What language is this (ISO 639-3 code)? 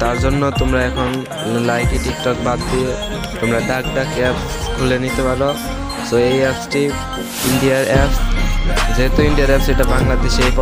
ind